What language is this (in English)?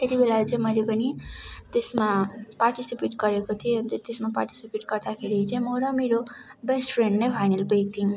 Nepali